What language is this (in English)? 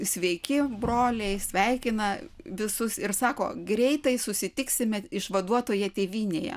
Lithuanian